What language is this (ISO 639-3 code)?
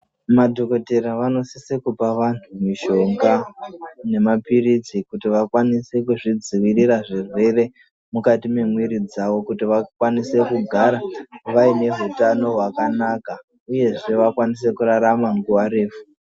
ndc